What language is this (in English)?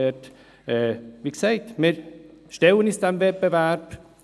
Swiss German